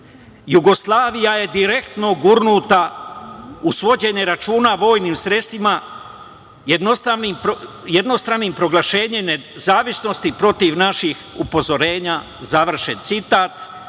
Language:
Serbian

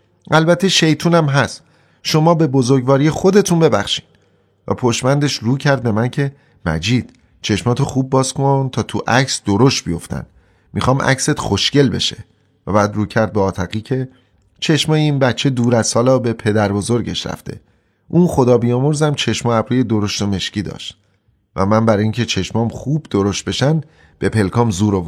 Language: Persian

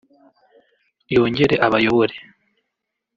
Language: Kinyarwanda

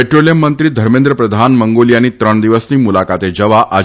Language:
Gujarati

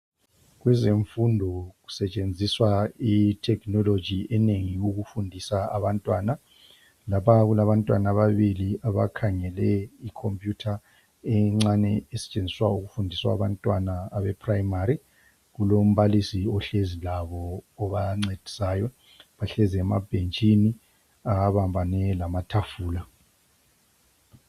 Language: North Ndebele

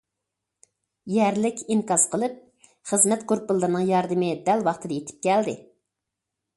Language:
Uyghur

